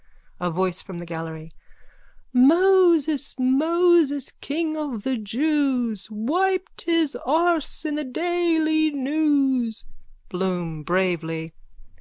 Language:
English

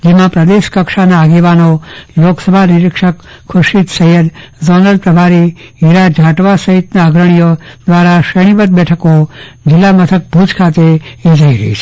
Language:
Gujarati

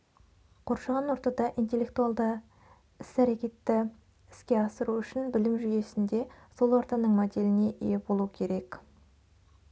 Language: Kazakh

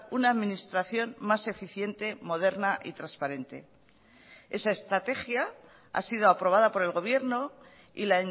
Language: Spanish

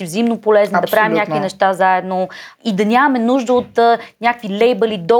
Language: Bulgarian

